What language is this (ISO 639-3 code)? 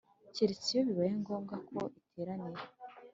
kin